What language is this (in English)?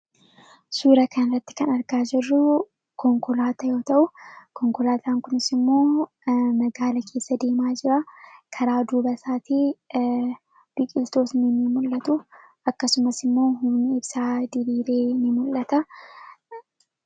Oromo